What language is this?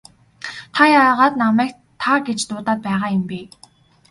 Mongolian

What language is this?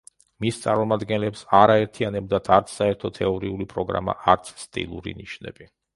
Georgian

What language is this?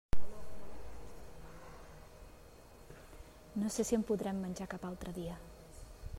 Catalan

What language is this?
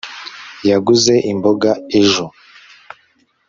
Kinyarwanda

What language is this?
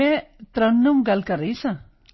Punjabi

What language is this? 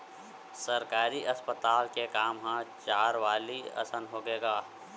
Chhattisgarhi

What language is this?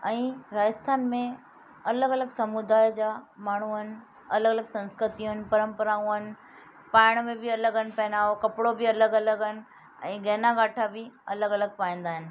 Sindhi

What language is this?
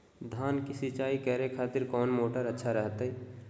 Magahi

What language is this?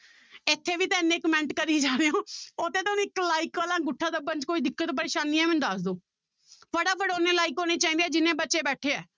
Punjabi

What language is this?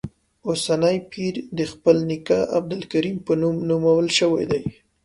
Pashto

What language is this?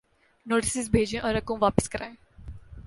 Urdu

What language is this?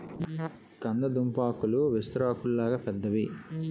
Telugu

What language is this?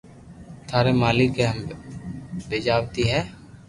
Loarki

